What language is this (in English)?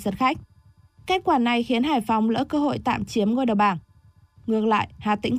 Vietnamese